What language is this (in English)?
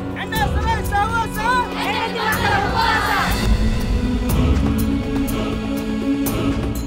Spanish